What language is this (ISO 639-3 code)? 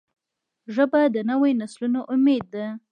pus